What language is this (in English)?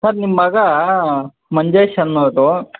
Kannada